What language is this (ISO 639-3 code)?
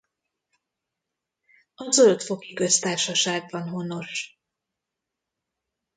hun